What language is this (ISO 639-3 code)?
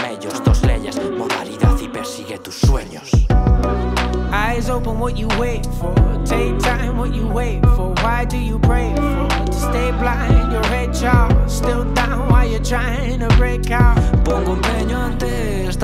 eng